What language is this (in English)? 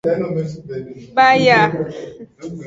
Aja (Benin)